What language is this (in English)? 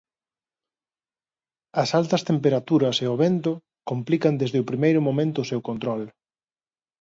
Galician